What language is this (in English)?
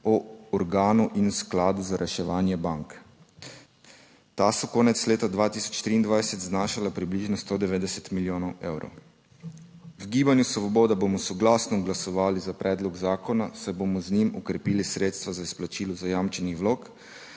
Slovenian